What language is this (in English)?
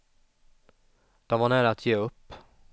Swedish